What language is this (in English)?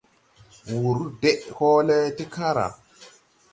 Tupuri